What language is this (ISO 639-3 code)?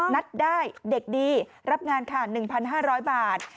tha